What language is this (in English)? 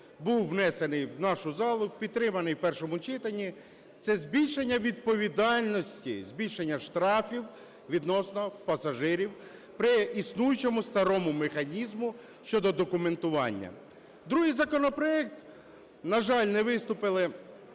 Ukrainian